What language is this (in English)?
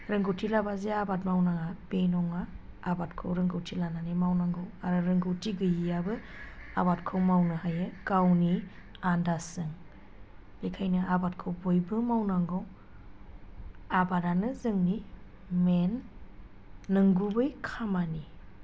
Bodo